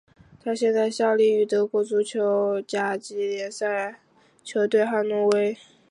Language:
Chinese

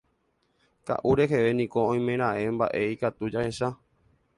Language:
Guarani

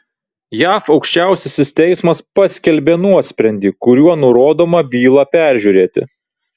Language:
Lithuanian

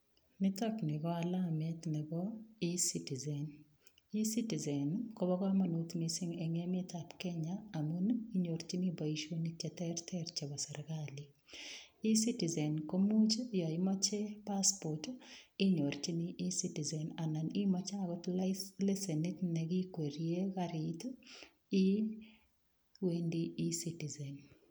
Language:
Kalenjin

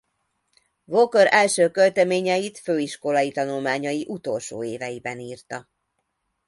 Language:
Hungarian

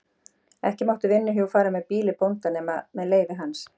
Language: Icelandic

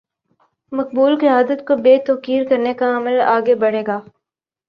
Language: Urdu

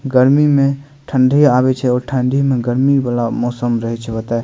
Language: Maithili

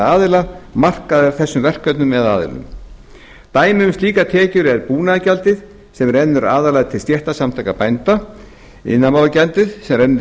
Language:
Icelandic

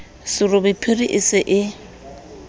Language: Southern Sotho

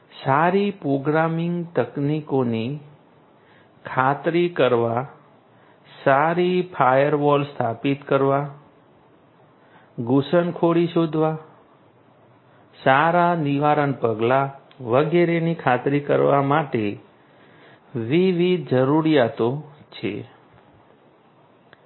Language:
Gujarati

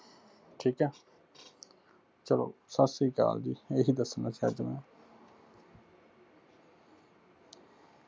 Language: Punjabi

